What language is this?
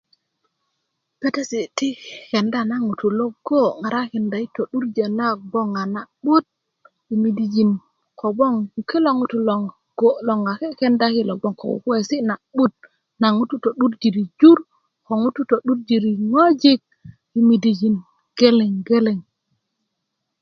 Kuku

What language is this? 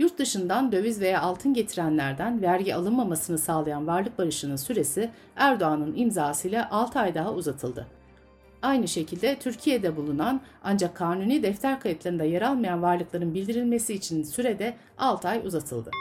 Turkish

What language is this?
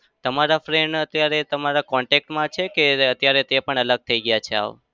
Gujarati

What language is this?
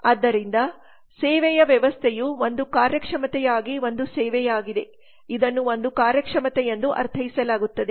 Kannada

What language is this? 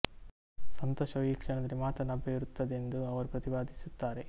Kannada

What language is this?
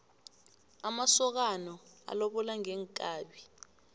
South Ndebele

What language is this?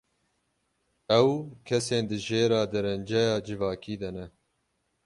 Kurdish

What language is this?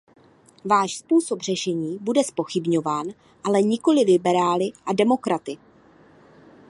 Czech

